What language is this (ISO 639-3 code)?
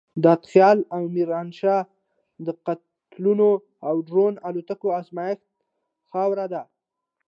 pus